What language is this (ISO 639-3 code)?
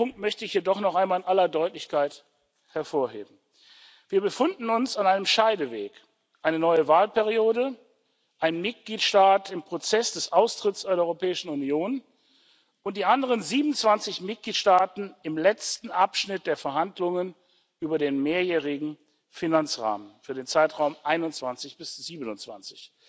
deu